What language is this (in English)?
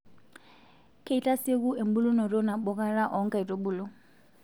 Masai